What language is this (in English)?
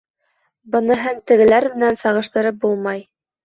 Bashkir